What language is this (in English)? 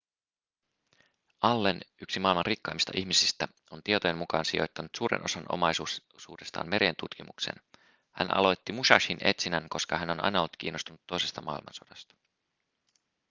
Finnish